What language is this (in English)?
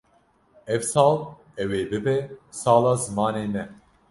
Kurdish